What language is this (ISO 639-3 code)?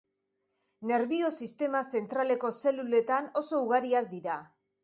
eus